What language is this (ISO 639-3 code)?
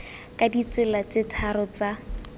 tsn